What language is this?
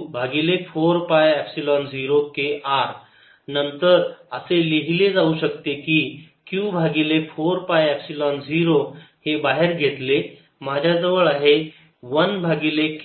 Marathi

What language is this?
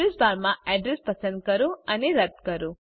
Gujarati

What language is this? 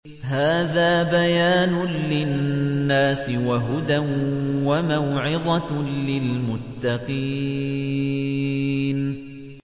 Arabic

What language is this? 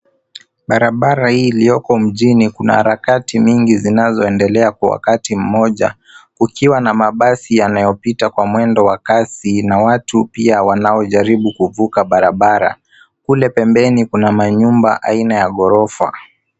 Swahili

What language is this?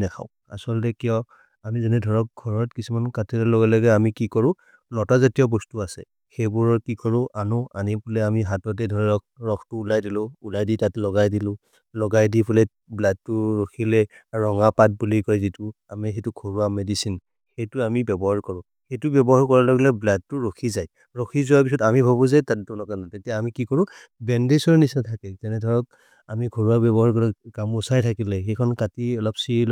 Maria (India)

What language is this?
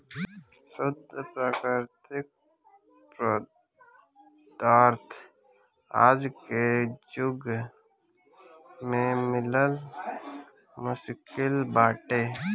Bhojpuri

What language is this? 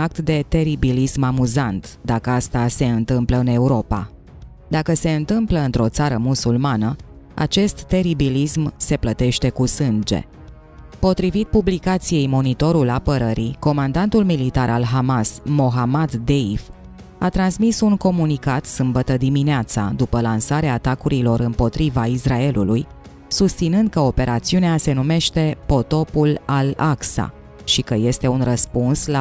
Romanian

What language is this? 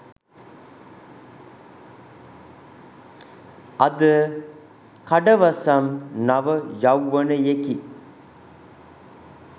Sinhala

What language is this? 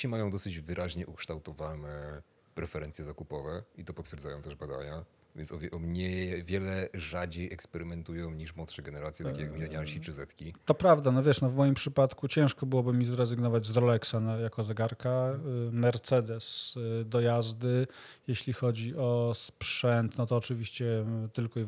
Polish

